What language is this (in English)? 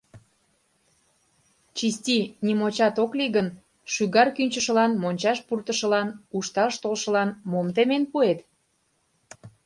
Mari